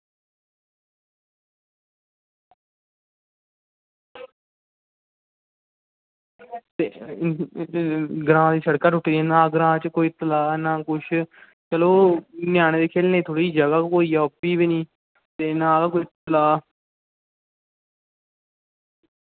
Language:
Dogri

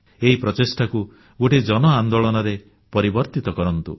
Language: Odia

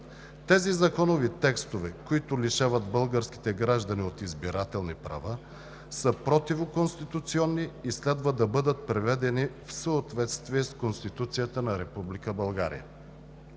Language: Bulgarian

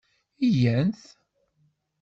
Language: Kabyle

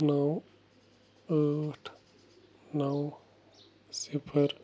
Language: Kashmiri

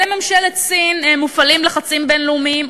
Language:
Hebrew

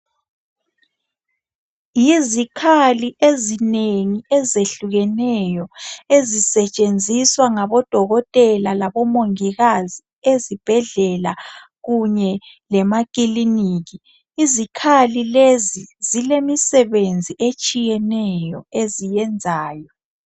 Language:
North Ndebele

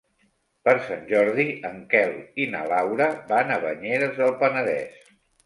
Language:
Catalan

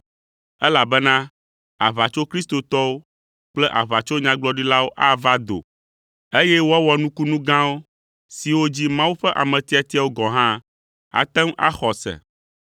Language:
Ewe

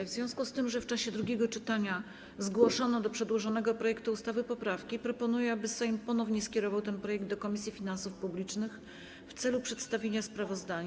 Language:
Polish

